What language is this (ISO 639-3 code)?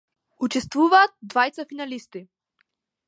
mkd